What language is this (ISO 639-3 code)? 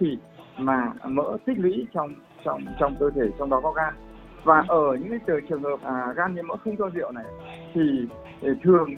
vie